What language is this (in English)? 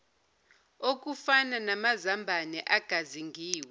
Zulu